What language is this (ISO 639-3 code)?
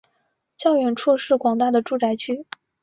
zho